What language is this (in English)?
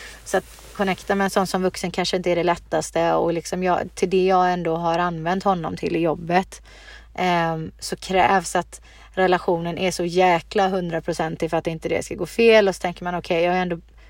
Swedish